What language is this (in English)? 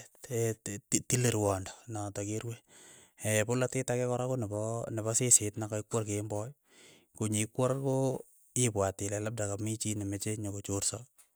Keiyo